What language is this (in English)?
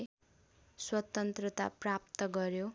Nepali